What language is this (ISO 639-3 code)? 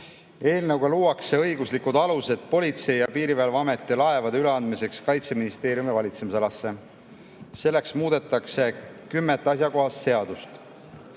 est